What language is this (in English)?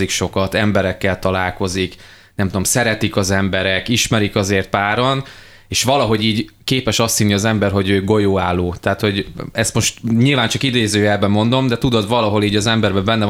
Hungarian